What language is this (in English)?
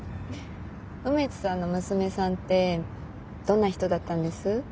Japanese